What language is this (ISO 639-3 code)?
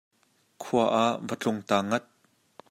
cnh